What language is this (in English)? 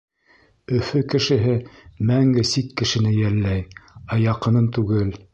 Bashkir